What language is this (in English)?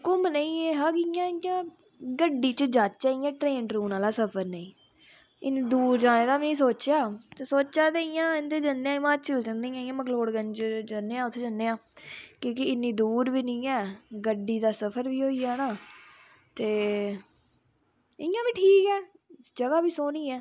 Dogri